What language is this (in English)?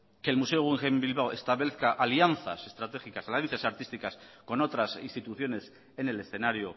Spanish